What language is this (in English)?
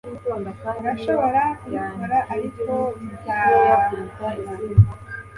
Kinyarwanda